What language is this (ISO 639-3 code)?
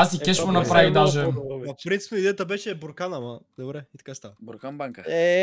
bul